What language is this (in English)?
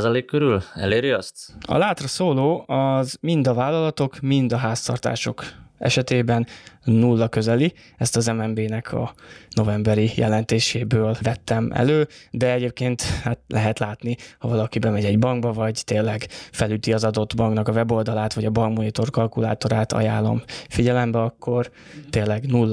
Hungarian